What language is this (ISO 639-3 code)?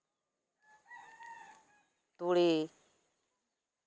sat